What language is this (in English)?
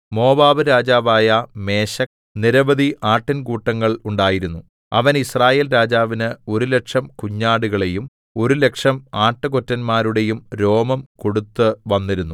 Malayalam